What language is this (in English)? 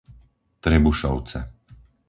Slovak